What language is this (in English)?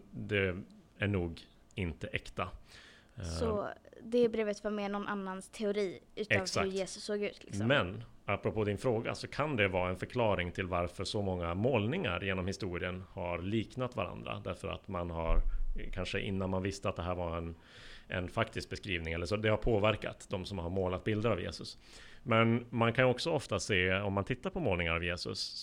Swedish